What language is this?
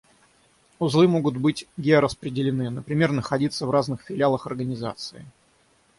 Russian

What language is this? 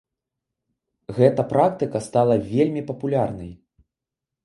Belarusian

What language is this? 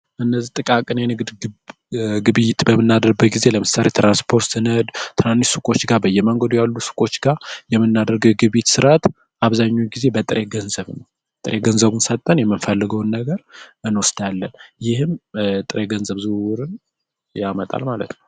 Amharic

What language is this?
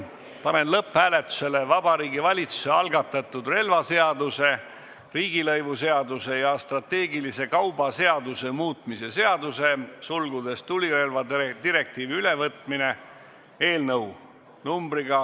Estonian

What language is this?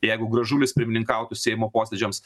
Lithuanian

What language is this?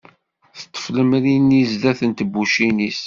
Kabyle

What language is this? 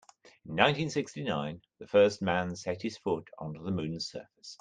English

